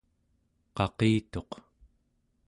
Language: Central Yupik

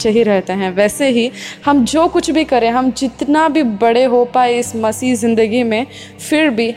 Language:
Hindi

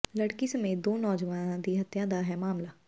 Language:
Punjabi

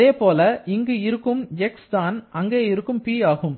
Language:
Tamil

